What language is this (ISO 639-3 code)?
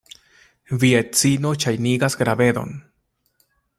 epo